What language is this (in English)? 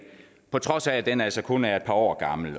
Danish